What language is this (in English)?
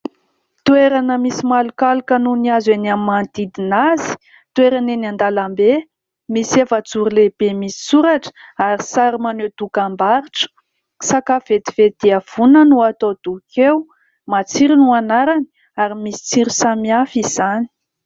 Malagasy